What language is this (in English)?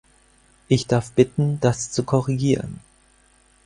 German